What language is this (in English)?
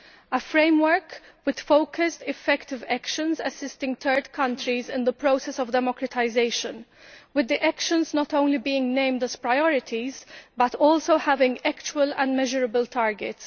English